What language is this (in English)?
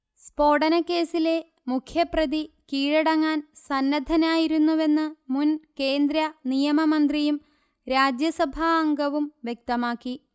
Malayalam